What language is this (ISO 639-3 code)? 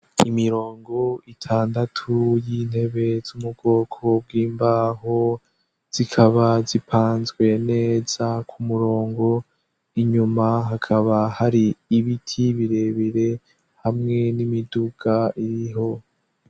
run